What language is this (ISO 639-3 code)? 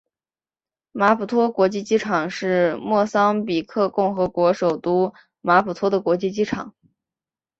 zho